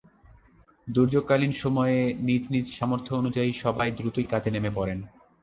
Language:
Bangla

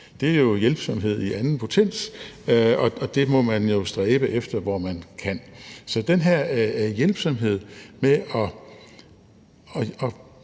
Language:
Danish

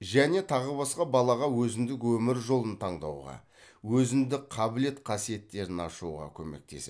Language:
Kazakh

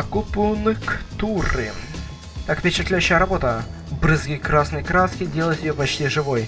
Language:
Russian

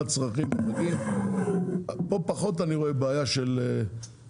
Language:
Hebrew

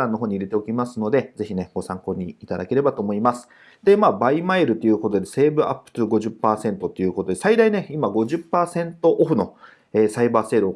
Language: Japanese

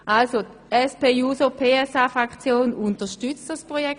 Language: Swiss German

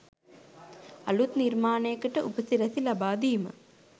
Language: Sinhala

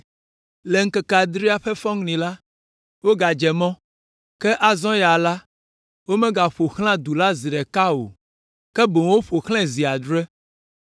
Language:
Ewe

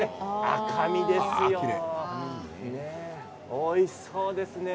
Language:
Japanese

